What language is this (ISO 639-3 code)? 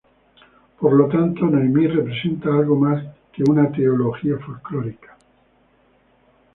spa